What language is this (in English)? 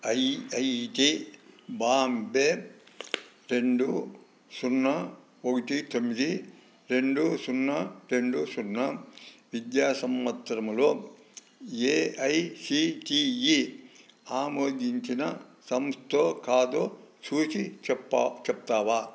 Telugu